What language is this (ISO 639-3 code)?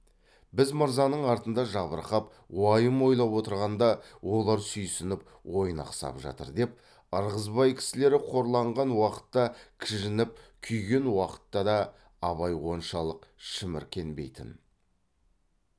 kaz